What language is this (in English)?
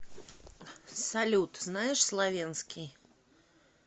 Russian